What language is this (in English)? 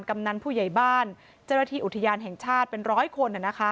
Thai